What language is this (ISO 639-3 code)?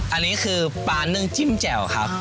tha